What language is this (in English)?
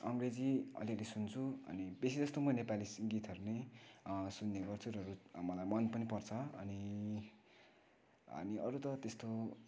Nepali